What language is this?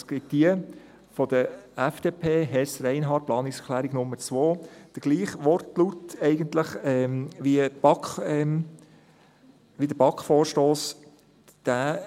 Swiss German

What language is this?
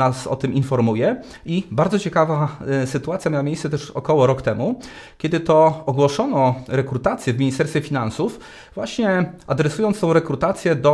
Polish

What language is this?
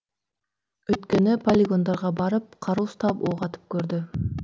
Kazakh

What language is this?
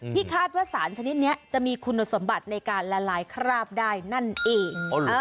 Thai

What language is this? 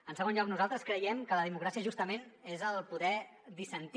Catalan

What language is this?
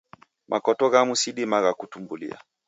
Taita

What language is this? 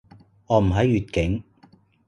Cantonese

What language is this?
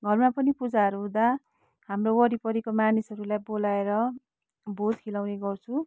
Nepali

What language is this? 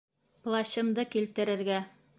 Bashkir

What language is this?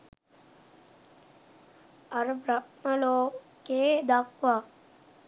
Sinhala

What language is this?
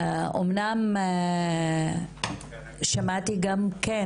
Hebrew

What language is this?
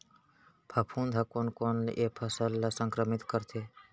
Chhattisgarhi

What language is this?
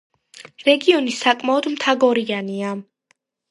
Georgian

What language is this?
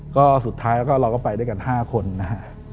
Thai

